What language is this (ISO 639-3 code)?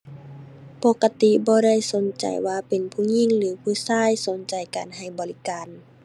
tha